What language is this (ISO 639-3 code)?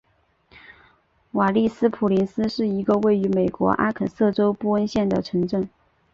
zho